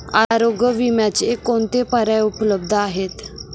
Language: Marathi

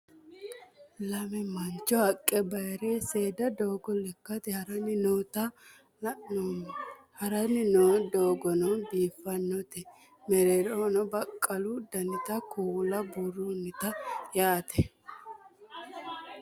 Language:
Sidamo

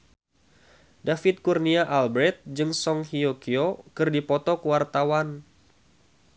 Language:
Sundanese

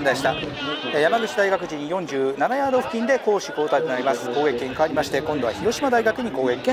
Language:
Japanese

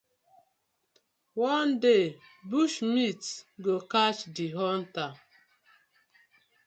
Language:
Nigerian Pidgin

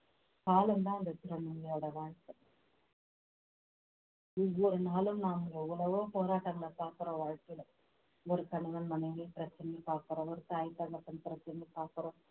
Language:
Tamil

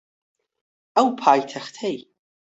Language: Central Kurdish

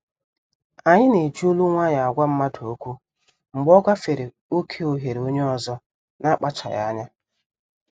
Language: Igbo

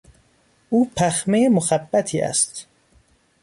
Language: Persian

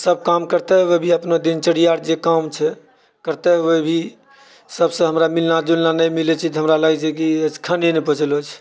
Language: Maithili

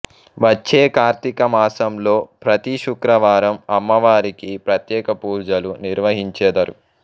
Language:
Telugu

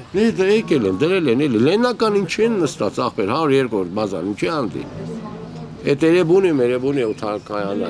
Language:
Romanian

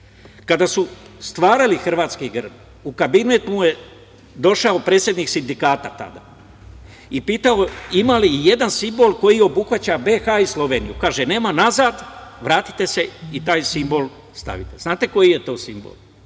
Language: Serbian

